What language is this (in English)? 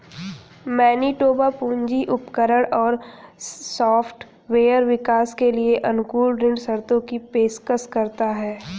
Hindi